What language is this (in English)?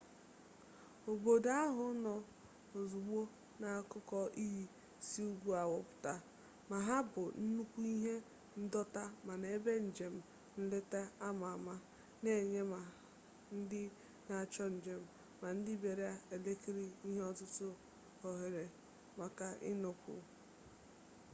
Igbo